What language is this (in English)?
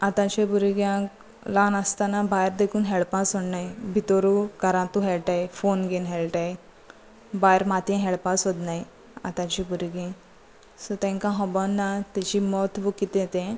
Konkani